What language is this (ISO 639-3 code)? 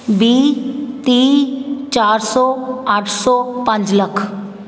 pan